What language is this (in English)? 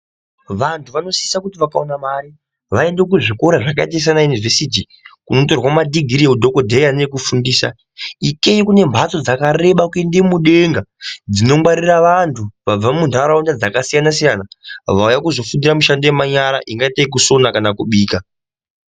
Ndau